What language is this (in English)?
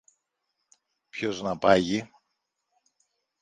Greek